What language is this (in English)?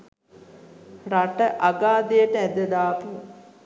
Sinhala